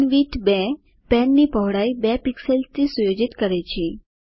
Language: Gujarati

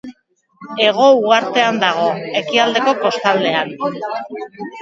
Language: Basque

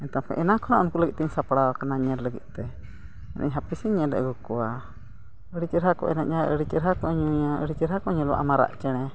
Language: Santali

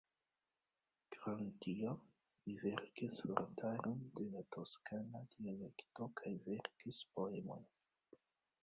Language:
Esperanto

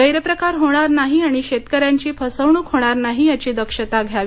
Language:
Marathi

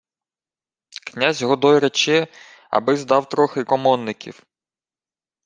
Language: Ukrainian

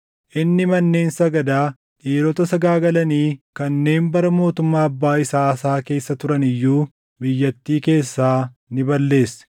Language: Oromo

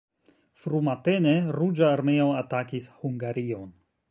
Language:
Esperanto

